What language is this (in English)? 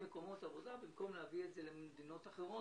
Hebrew